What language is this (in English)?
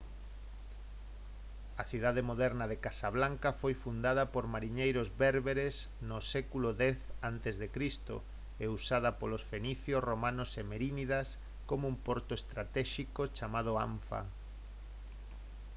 Galician